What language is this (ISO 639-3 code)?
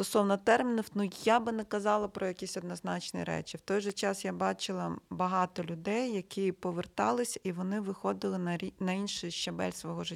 ukr